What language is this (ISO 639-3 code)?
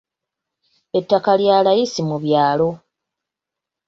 lug